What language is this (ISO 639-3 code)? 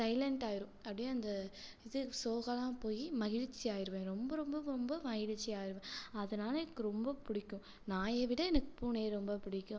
tam